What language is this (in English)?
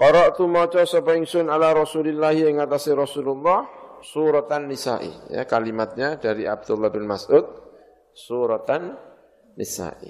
Indonesian